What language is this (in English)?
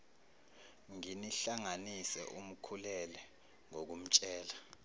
Zulu